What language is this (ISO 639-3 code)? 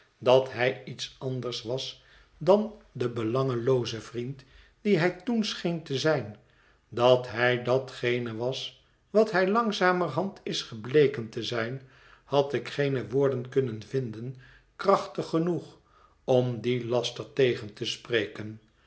nld